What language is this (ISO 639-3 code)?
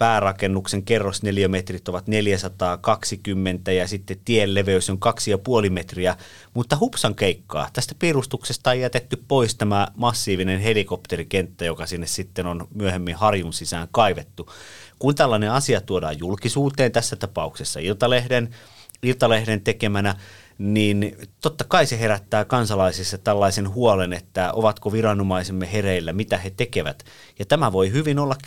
fin